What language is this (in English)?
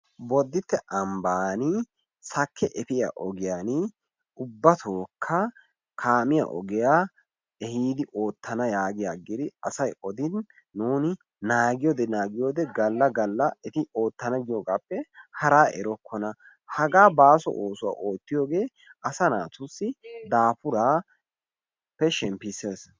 Wolaytta